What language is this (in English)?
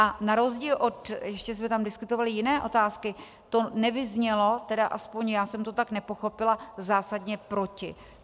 Czech